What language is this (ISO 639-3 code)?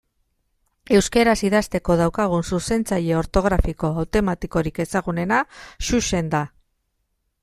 eus